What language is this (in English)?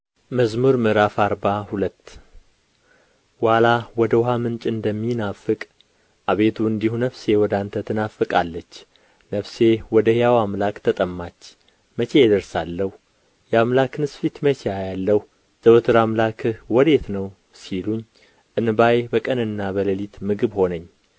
Amharic